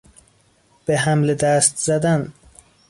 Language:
Persian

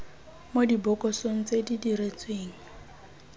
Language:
Tswana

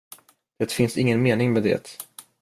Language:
Swedish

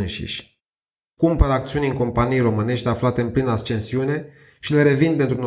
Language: Romanian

